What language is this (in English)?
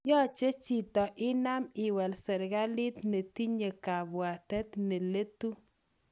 Kalenjin